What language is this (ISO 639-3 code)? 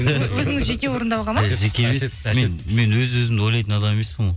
kaz